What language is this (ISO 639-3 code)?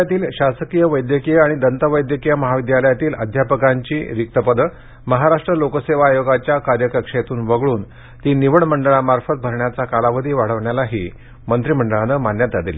mar